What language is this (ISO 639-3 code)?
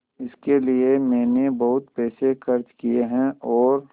hin